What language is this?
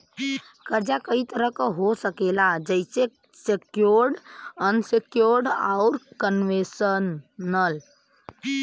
Bhojpuri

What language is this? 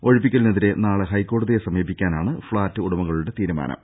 Malayalam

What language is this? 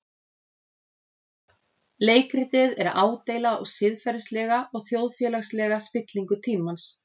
Icelandic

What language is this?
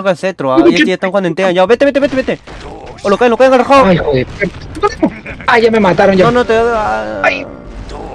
Spanish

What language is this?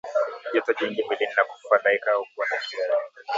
Swahili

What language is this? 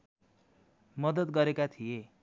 Nepali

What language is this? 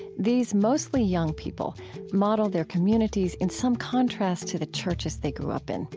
English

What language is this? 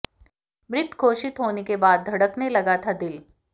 Hindi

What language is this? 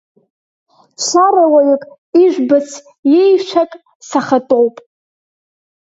Abkhazian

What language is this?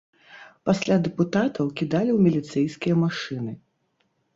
Belarusian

